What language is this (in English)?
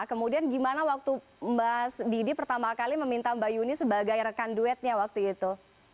Indonesian